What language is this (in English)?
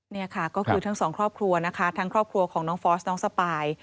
Thai